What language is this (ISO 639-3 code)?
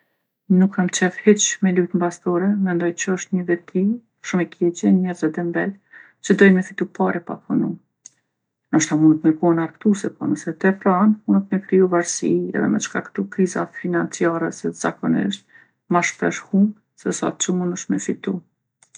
aln